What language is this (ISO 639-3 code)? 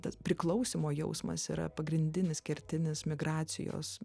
lit